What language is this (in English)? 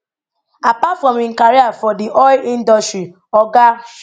Nigerian Pidgin